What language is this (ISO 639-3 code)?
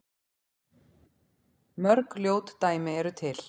isl